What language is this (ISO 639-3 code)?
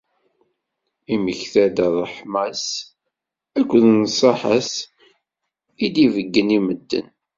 kab